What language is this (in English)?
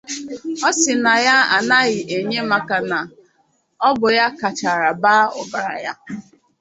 Igbo